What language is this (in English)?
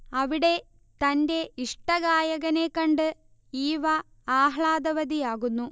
Malayalam